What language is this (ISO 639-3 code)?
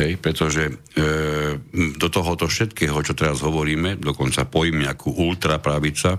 slk